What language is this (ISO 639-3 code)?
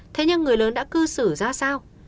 vie